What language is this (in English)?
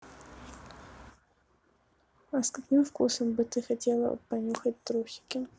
Russian